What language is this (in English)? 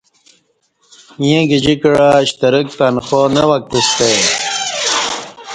Kati